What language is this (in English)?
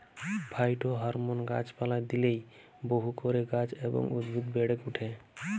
Bangla